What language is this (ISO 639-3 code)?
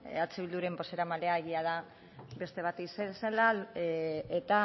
eus